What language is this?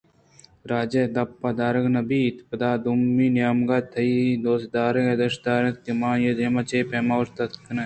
Eastern Balochi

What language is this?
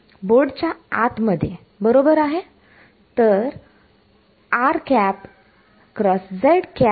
Marathi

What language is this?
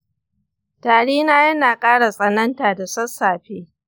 Hausa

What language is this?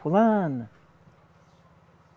Portuguese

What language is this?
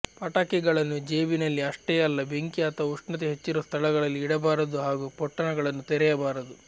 Kannada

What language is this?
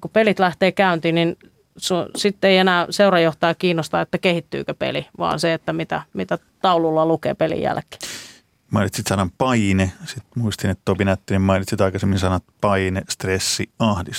Finnish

